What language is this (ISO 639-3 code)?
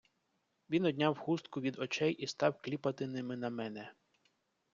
ukr